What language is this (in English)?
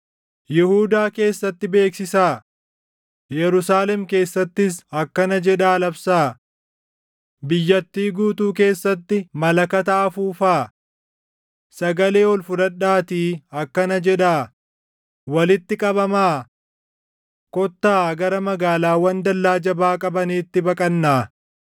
Oromo